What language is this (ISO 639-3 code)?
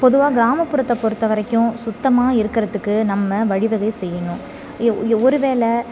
tam